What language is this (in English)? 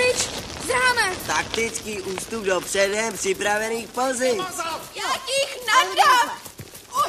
Czech